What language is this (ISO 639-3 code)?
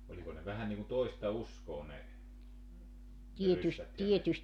fin